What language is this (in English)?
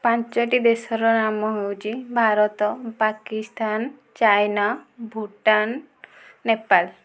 Odia